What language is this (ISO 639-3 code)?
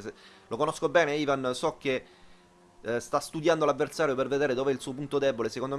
ita